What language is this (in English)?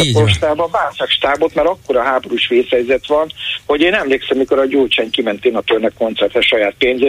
Hungarian